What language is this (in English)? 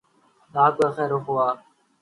Urdu